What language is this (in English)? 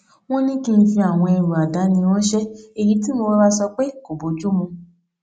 Yoruba